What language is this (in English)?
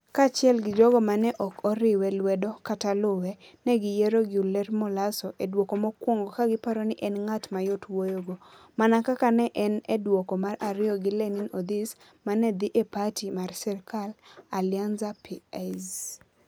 Luo (Kenya and Tanzania)